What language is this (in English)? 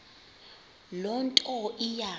Xhosa